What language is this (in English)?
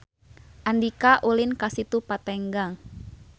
Sundanese